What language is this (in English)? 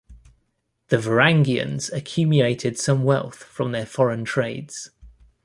English